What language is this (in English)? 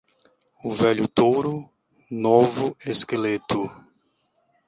Portuguese